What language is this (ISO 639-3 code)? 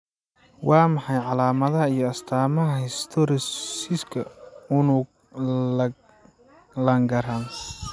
som